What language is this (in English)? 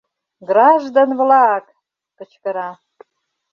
Mari